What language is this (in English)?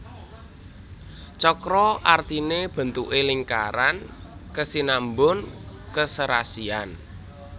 Javanese